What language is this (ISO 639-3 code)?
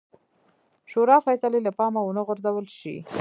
pus